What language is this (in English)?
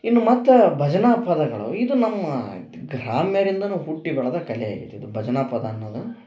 Kannada